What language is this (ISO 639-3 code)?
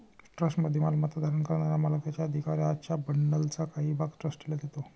mar